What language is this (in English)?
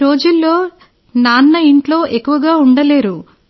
Telugu